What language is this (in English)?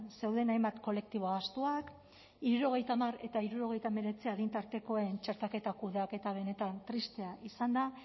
Basque